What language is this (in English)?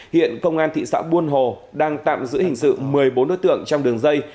Vietnamese